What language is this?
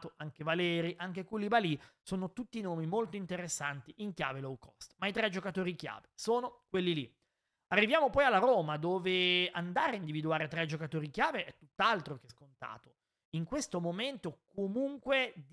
Italian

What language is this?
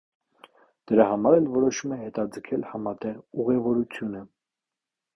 Armenian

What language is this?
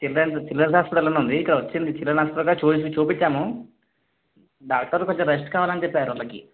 Telugu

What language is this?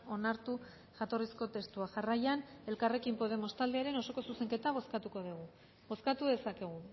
Basque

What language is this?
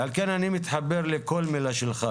Hebrew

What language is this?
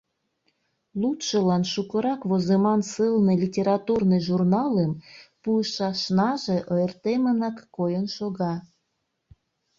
Mari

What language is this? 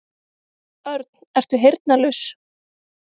Icelandic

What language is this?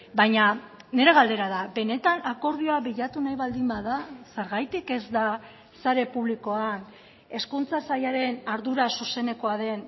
Basque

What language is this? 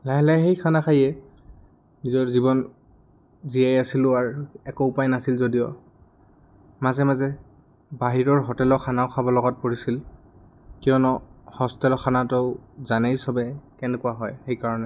Assamese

